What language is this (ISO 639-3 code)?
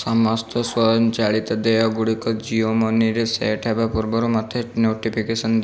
ori